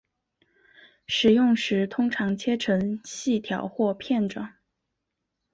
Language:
Chinese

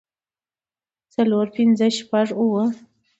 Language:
Pashto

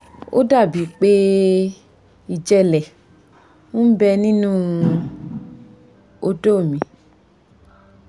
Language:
Yoruba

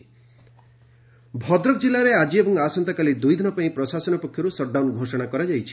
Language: Odia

